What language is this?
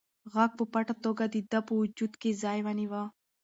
Pashto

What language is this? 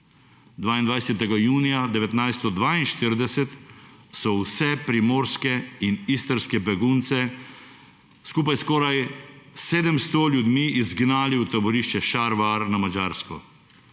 Slovenian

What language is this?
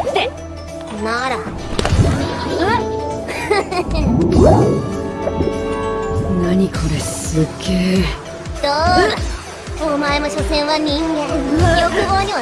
Japanese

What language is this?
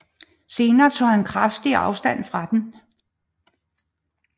Danish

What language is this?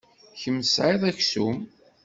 Kabyle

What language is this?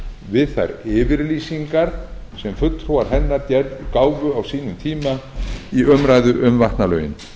Icelandic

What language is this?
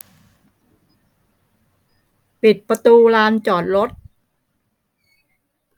Thai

